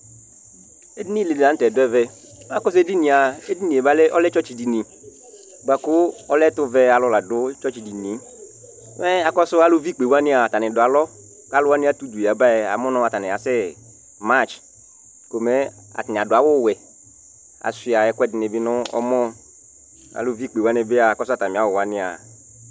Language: Ikposo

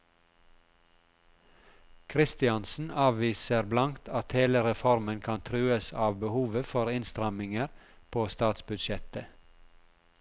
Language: Norwegian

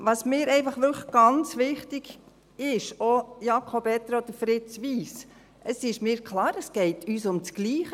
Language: Swiss German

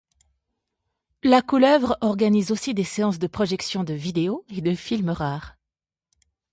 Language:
French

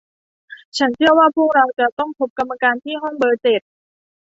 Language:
Thai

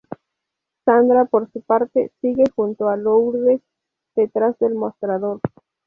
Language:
Spanish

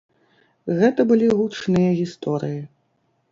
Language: Belarusian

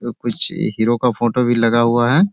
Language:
Hindi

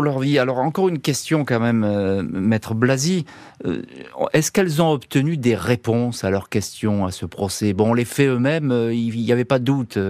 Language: French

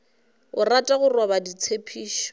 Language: Northern Sotho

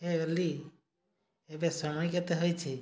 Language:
Odia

